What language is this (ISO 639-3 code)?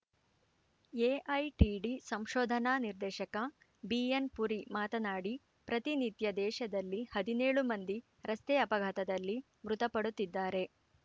kan